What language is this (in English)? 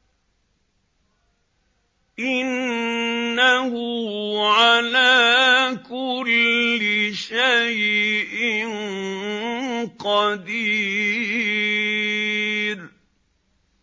Arabic